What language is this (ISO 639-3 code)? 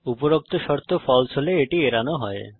ben